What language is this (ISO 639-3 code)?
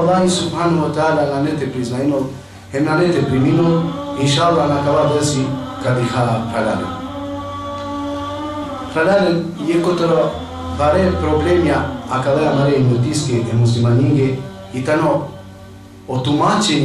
ara